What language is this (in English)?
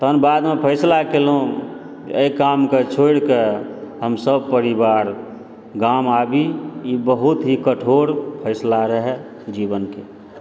Maithili